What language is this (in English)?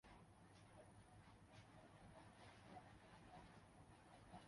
Urdu